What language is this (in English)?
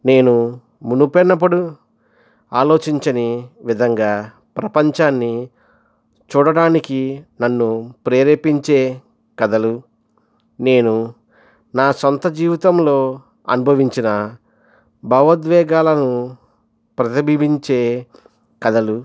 Telugu